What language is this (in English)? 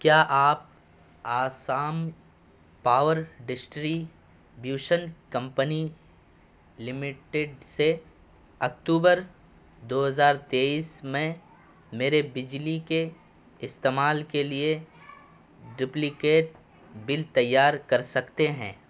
Urdu